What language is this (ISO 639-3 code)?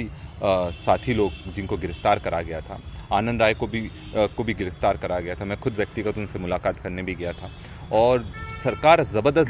hin